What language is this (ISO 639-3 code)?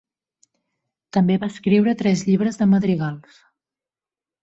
cat